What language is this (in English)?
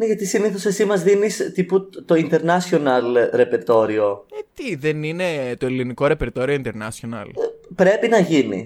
Greek